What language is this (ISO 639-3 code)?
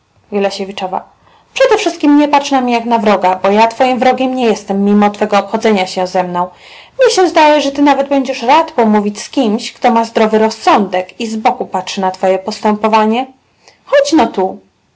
pol